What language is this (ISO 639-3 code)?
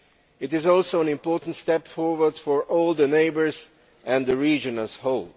eng